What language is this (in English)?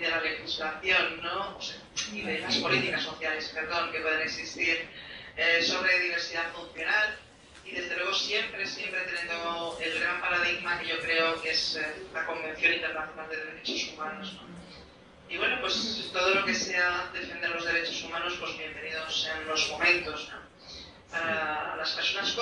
Spanish